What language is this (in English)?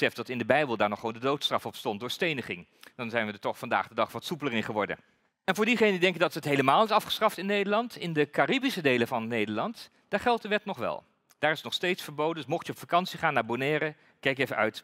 Dutch